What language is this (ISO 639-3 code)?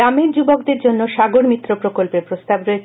ben